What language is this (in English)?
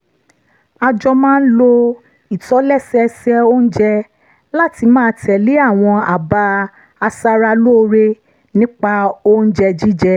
Yoruba